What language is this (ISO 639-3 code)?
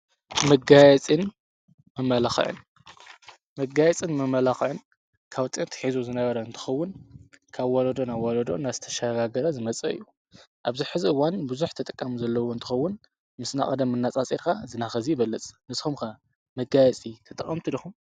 tir